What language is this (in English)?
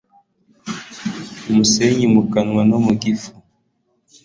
Kinyarwanda